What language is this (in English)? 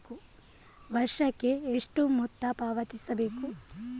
Kannada